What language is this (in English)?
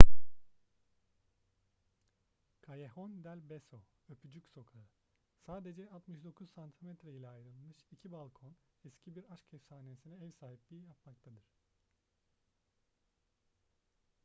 Turkish